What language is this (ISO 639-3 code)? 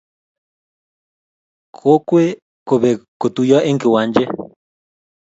kln